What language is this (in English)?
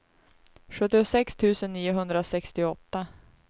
Swedish